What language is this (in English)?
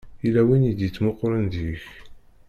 Kabyle